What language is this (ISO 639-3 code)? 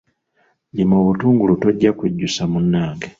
lug